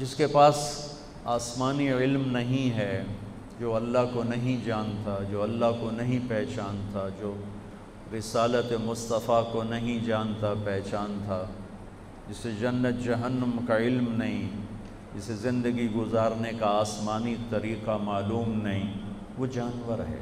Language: Urdu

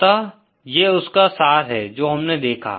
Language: Hindi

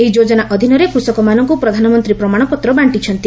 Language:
Odia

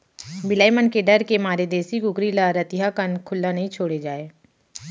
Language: Chhattisgarhi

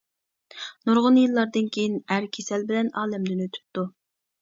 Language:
Uyghur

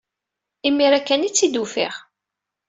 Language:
Kabyle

